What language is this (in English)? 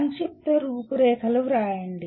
Telugu